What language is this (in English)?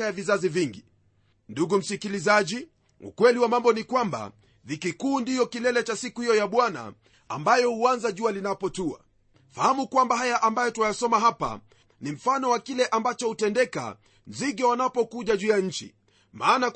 Swahili